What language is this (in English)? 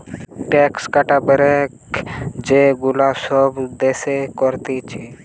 Bangla